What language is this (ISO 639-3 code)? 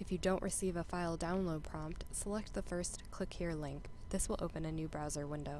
eng